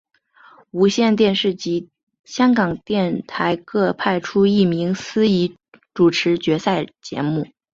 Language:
Chinese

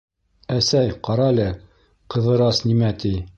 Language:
Bashkir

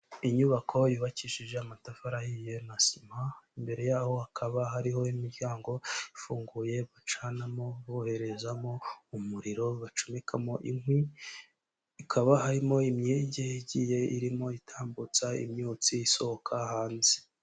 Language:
Kinyarwanda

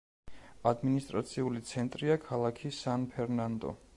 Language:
Georgian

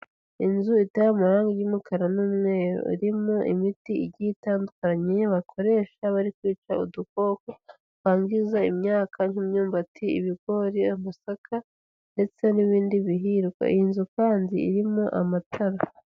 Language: Kinyarwanda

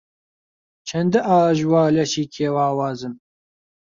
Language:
Central Kurdish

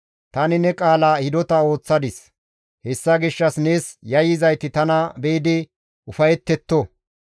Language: Gamo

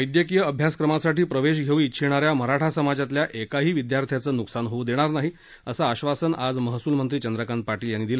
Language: Marathi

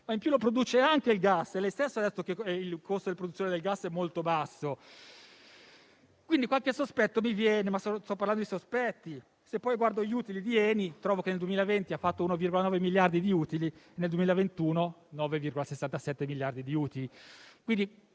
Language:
Italian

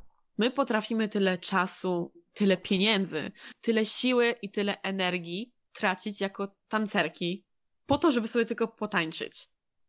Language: Polish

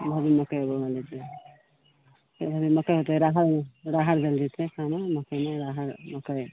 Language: Maithili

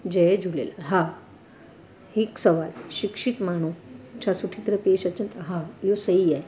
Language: Sindhi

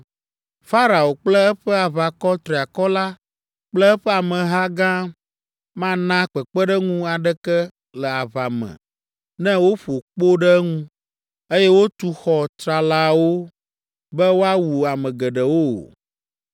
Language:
Ewe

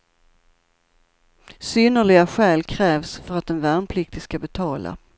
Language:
Swedish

